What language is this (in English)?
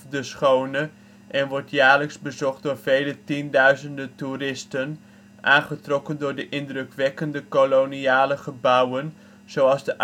Dutch